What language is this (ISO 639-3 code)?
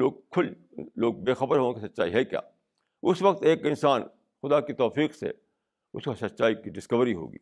urd